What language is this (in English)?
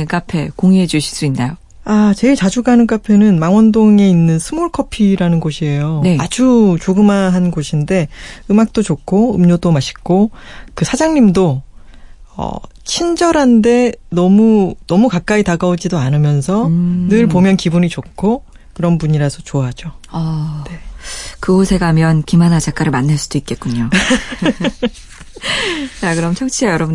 Korean